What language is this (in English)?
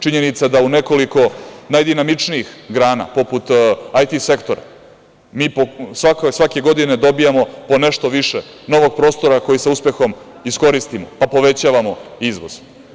Serbian